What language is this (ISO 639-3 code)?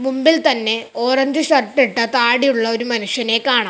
mal